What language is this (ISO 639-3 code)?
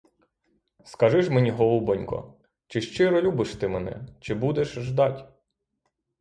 ukr